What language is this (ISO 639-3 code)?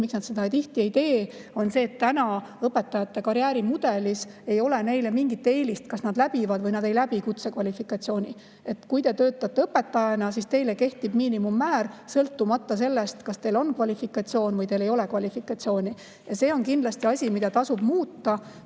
est